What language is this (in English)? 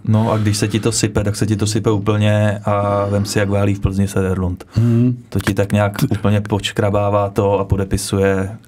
Czech